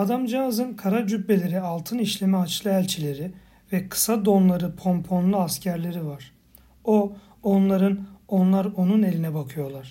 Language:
Turkish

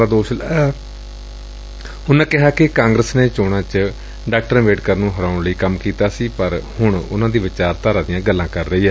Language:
Punjabi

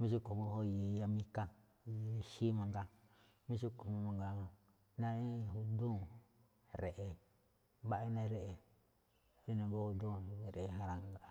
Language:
Malinaltepec Me'phaa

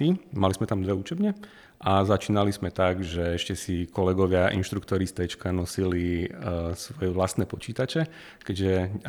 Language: Slovak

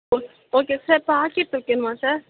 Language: Tamil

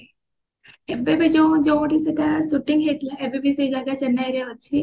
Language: Odia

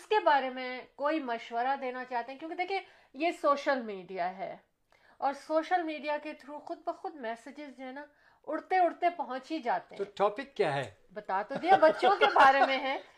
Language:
Urdu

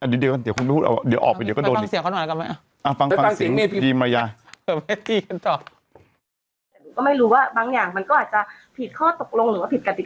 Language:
Thai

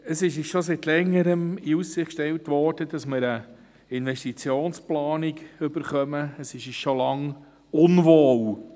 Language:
Swiss German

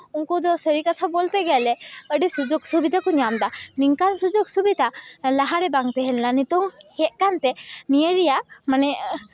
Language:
Santali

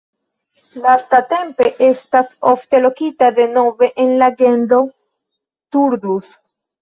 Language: Esperanto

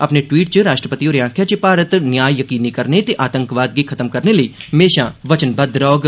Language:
Dogri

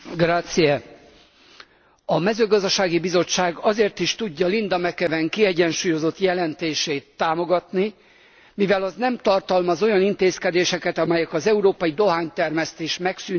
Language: Hungarian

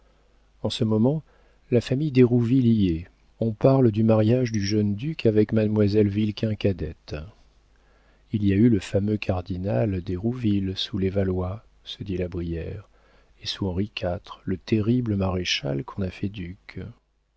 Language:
French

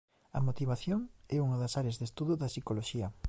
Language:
Galician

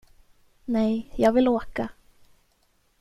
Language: Swedish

